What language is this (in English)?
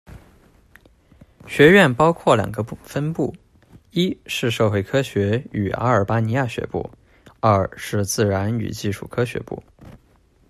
Chinese